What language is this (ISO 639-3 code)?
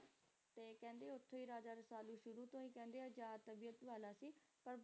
pan